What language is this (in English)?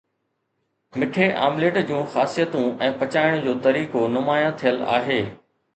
Sindhi